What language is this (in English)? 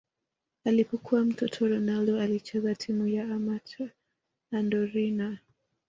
Swahili